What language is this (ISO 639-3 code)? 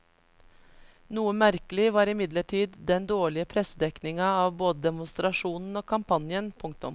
nor